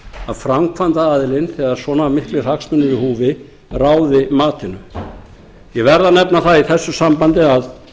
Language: Icelandic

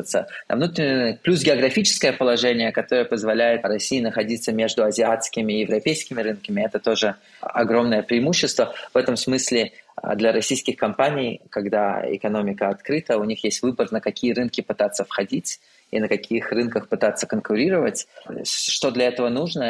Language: Russian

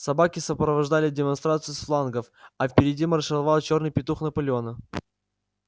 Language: Russian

